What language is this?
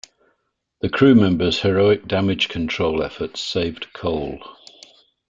English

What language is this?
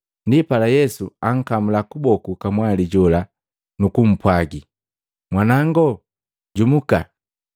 Matengo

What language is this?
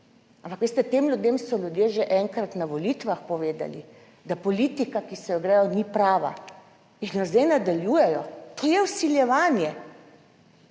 Slovenian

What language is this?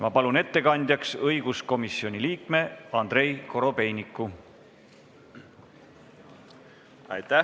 Estonian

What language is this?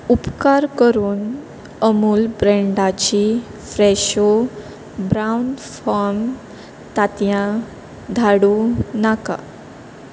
Konkani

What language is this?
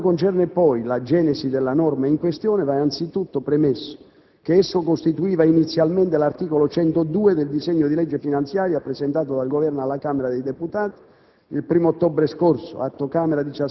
Italian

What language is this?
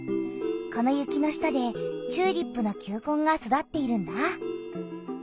Japanese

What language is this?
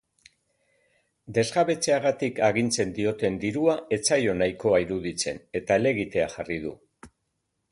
Basque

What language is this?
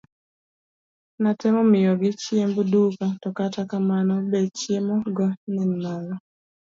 Luo (Kenya and Tanzania)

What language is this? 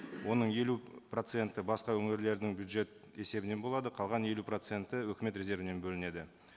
Kazakh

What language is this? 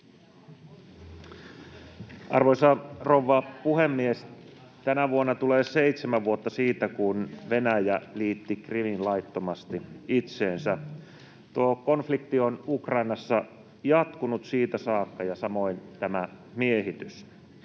Finnish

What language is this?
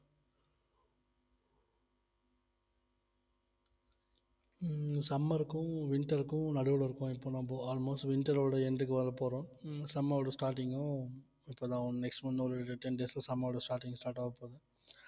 Tamil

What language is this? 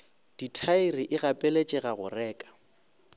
Northern Sotho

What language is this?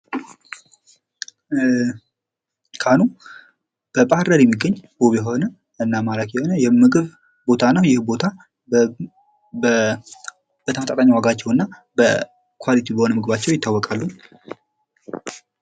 Amharic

